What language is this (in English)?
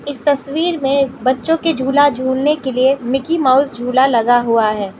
Hindi